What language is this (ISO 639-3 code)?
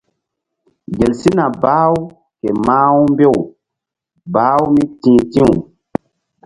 mdd